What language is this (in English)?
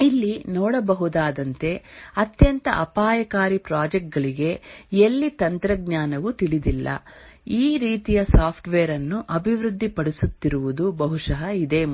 Kannada